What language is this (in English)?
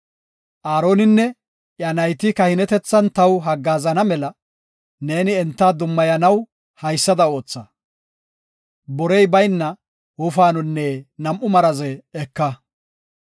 Gofa